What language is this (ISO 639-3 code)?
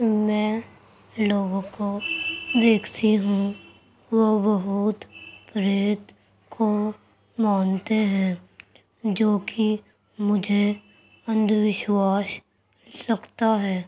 urd